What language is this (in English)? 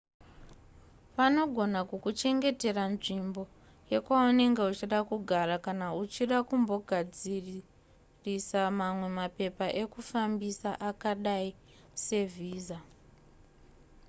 Shona